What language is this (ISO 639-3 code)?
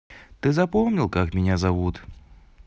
rus